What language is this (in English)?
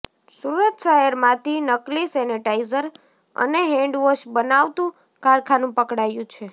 Gujarati